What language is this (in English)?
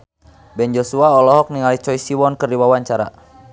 Sundanese